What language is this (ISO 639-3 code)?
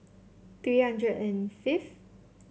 eng